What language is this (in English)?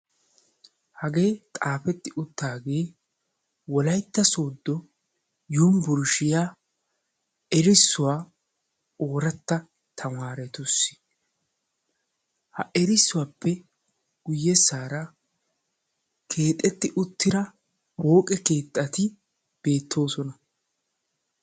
Wolaytta